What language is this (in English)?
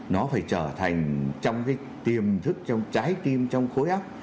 Vietnamese